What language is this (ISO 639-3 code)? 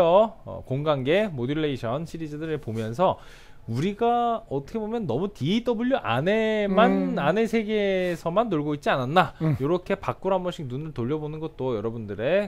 kor